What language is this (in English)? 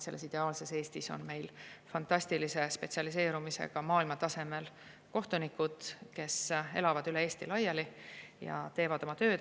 Estonian